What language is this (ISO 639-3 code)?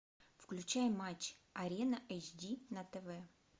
rus